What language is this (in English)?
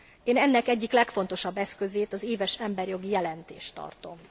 Hungarian